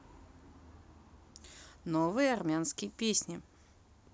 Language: Russian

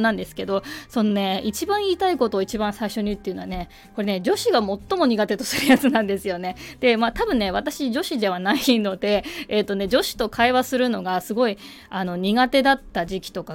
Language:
Japanese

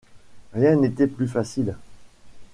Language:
French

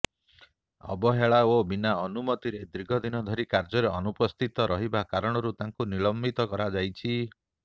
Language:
Odia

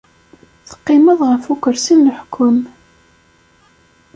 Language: Kabyle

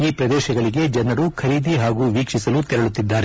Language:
Kannada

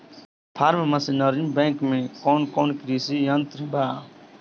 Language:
Bhojpuri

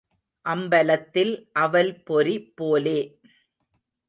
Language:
Tamil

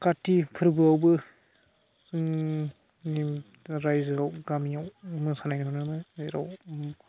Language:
Bodo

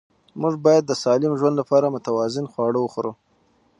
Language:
Pashto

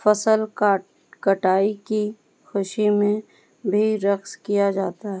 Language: Urdu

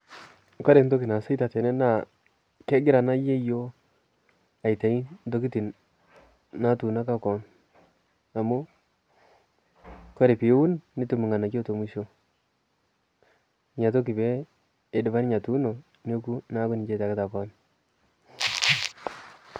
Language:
Masai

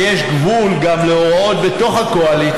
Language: Hebrew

